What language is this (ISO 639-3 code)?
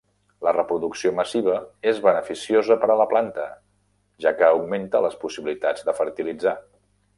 cat